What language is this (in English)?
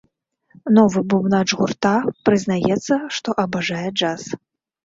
Belarusian